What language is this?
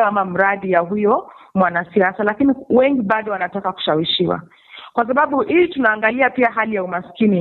Swahili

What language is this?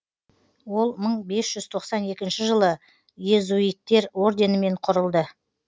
Kazakh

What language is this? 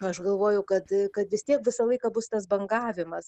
Lithuanian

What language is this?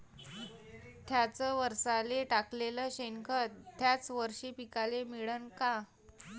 Marathi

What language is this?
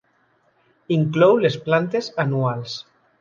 Catalan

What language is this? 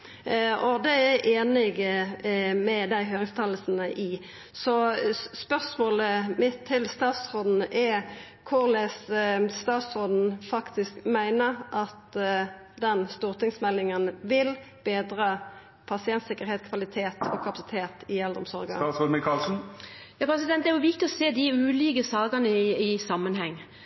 Norwegian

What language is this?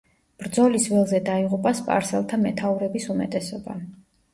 Georgian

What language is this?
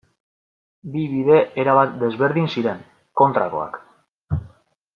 Basque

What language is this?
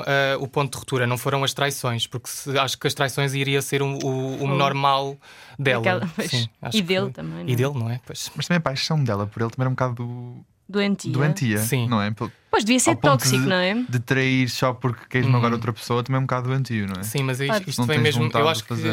Portuguese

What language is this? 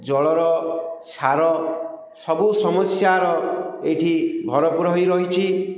Odia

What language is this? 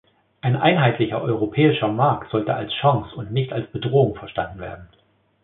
German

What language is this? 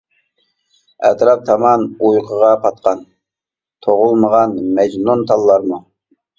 Uyghur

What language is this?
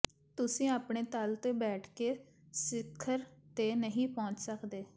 Punjabi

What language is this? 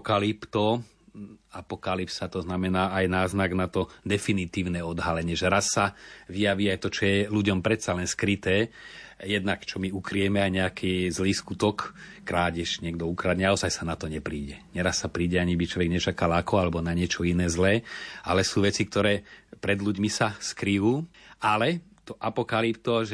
Slovak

